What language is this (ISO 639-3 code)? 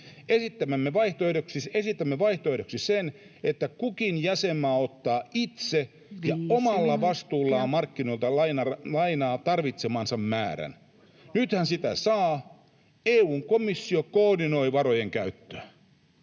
fin